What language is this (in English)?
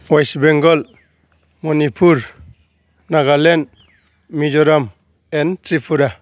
Bodo